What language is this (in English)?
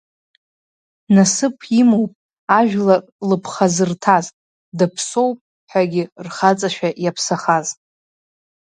Abkhazian